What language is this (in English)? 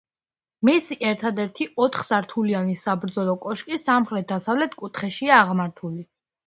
Georgian